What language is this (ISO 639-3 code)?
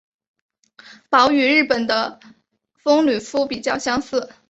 zho